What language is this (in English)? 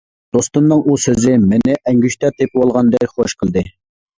Uyghur